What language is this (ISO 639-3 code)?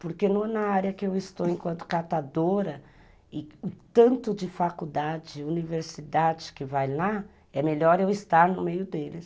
por